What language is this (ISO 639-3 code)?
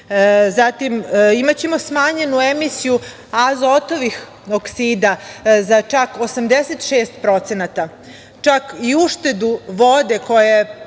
srp